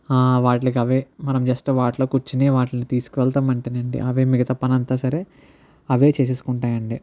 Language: Telugu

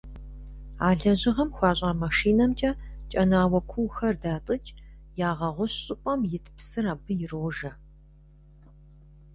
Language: Kabardian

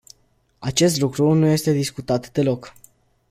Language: Romanian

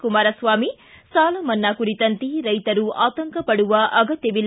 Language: Kannada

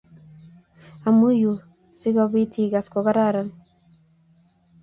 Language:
Kalenjin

